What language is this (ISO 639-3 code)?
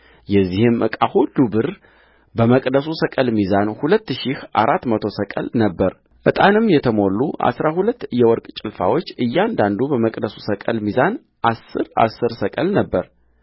amh